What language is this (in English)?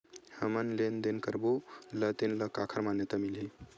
Chhattisgarhi